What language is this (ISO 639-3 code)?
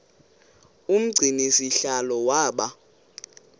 xho